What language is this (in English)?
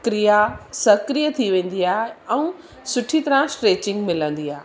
Sindhi